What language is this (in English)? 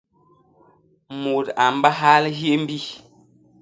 Basaa